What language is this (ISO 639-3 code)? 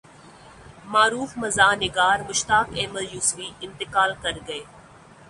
urd